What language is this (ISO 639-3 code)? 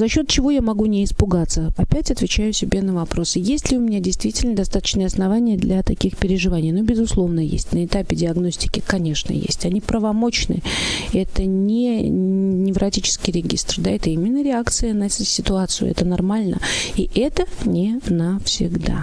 rus